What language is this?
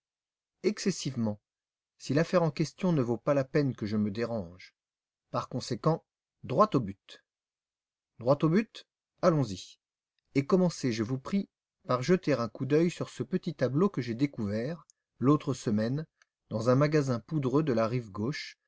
French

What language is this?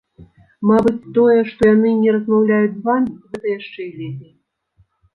Belarusian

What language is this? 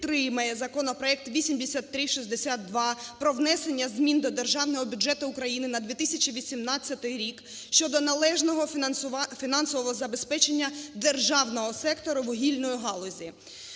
Ukrainian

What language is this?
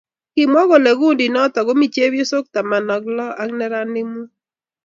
Kalenjin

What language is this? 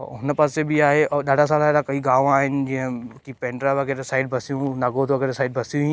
Sindhi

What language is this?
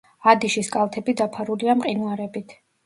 Georgian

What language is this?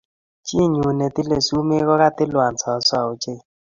Kalenjin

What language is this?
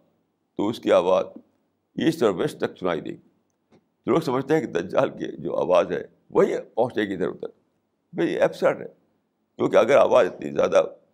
Urdu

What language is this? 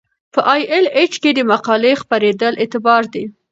Pashto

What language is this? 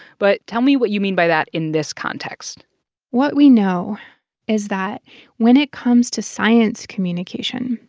English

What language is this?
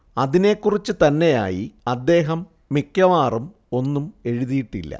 Malayalam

